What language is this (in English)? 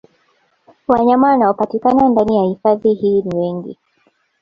Swahili